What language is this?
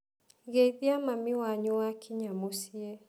Kikuyu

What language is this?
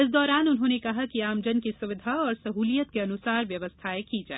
Hindi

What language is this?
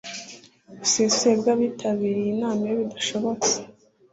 Kinyarwanda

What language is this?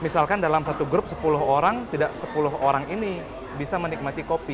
Indonesian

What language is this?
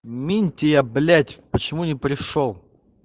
Russian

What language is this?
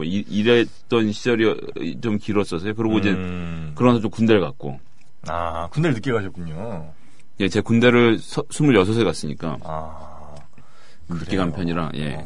Korean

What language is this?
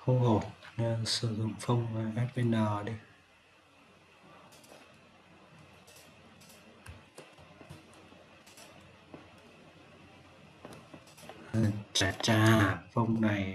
Vietnamese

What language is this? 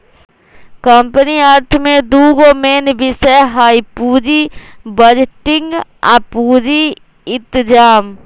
Magahi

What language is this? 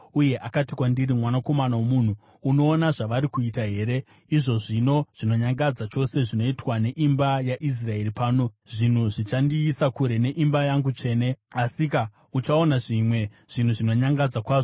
Shona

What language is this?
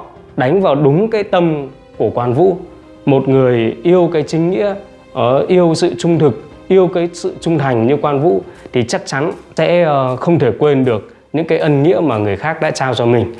Vietnamese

